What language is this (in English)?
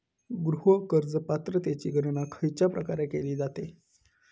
Marathi